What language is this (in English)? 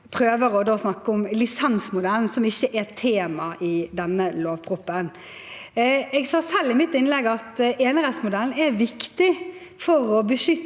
Norwegian